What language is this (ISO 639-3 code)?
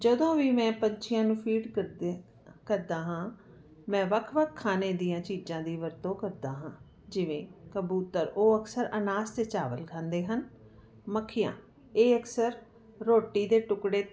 pan